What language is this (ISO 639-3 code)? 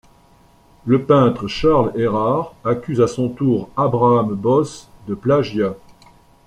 fra